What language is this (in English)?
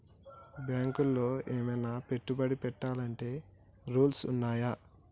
Telugu